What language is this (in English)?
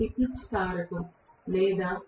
Telugu